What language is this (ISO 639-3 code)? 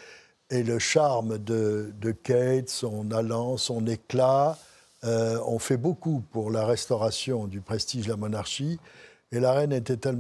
fra